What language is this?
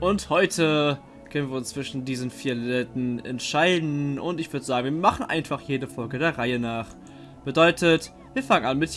German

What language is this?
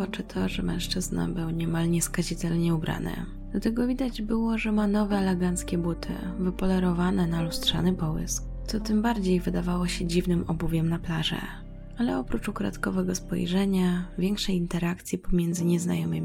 Polish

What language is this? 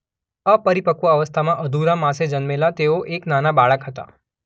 Gujarati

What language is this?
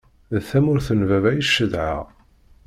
Kabyle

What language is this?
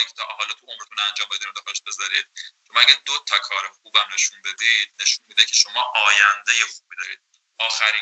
Persian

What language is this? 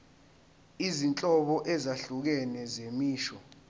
Zulu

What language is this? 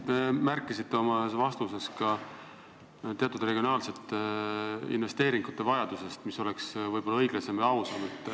Estonian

